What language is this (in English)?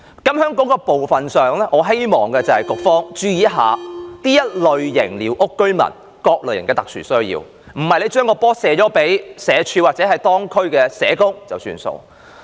Cantonese